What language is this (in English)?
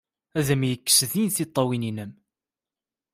Kabyle